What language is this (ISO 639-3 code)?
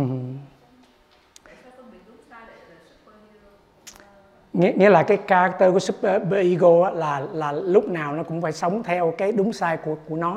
vie